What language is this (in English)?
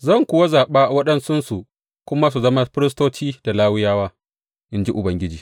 Hausa